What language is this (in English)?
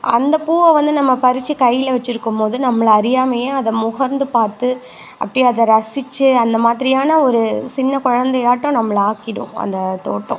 Tamil